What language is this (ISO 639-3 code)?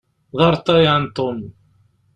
kab